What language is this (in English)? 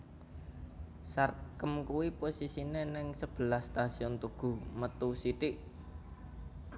Javanese